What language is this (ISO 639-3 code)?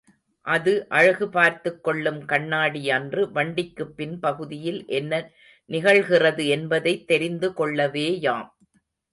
tam